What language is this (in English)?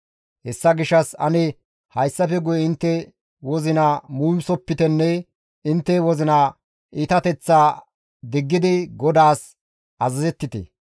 Gamo